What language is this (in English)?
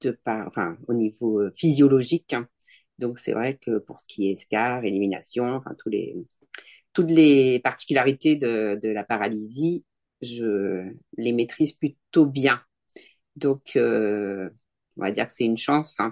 French